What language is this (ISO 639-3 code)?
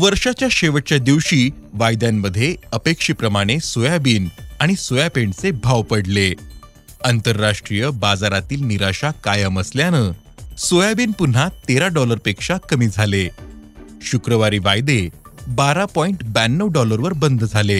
mar